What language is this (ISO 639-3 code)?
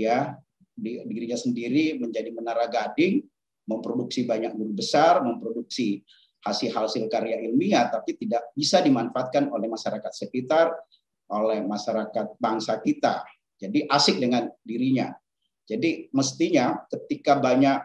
ind